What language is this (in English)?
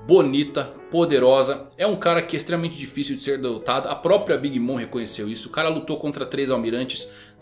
Portuguese